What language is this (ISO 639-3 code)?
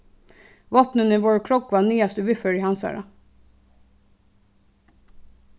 fao